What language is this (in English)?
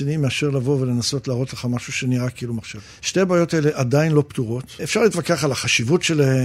Hebrew